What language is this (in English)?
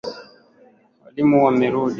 Swahili